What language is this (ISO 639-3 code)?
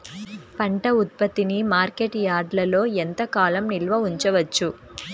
tel